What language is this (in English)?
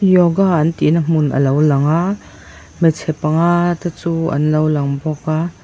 Mizo